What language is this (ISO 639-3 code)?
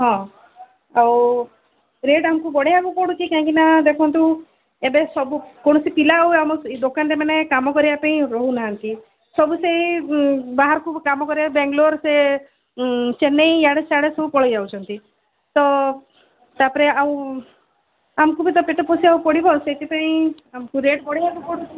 ori